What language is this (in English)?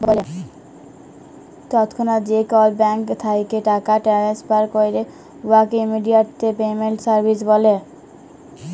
Bangla